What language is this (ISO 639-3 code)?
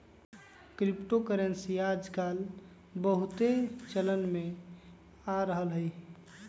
mag